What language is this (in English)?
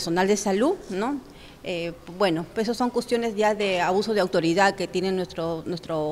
Spanish